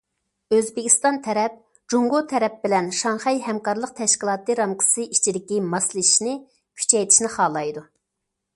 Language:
Uyghur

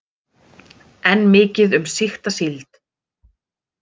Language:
Icelandic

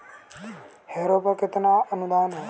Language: Hindi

